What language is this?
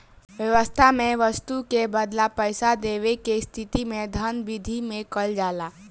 Bhojpuri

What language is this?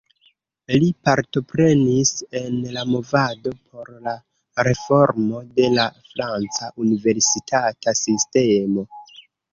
Esperanto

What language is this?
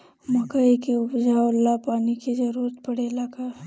Bhojpuri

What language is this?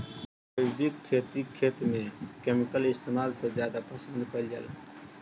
Bhojpuri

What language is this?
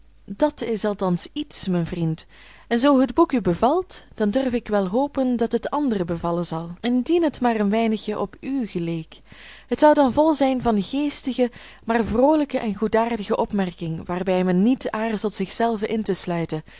Dutch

